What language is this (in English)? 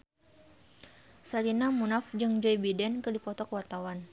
Sundanese